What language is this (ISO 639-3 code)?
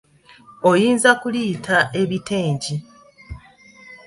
lug